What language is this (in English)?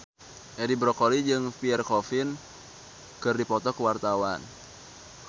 Sundanese